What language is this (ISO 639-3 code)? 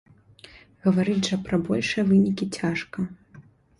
bel